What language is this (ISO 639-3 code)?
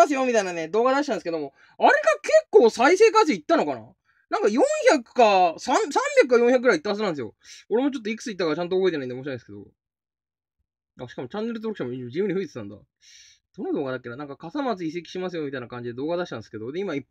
jpn